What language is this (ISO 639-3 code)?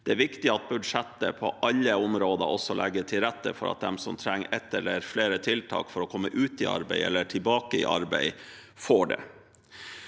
nor